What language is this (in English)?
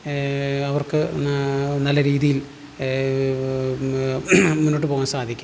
Malayalam